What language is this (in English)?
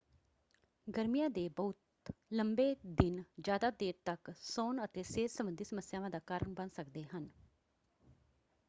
Punjabi